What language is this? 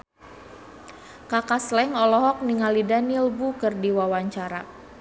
Sundanese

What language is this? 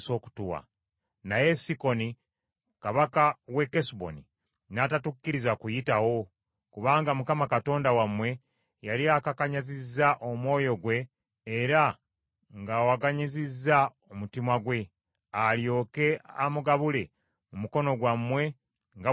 Ganda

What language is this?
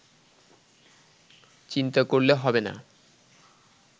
Bangla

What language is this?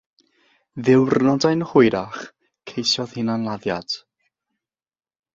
Welsh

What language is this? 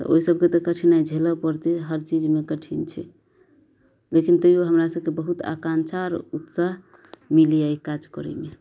Maithili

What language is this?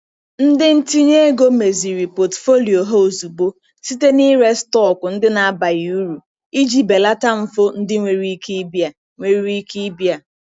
Igbo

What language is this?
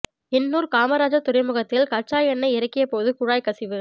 Tamil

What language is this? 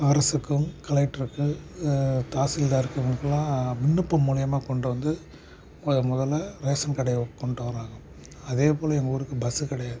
Tamil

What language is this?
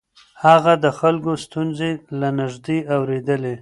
Pashto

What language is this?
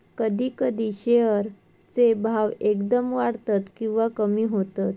Marathi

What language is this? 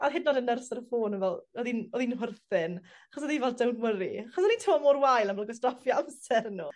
Welsh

